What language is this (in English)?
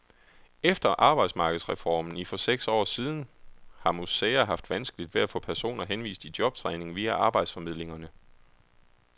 Danish